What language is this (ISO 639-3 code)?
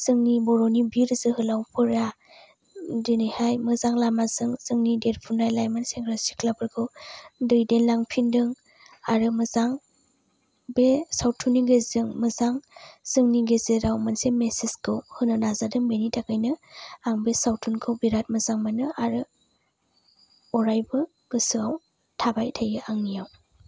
brx